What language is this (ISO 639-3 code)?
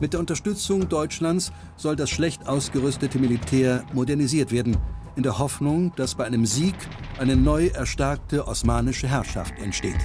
deu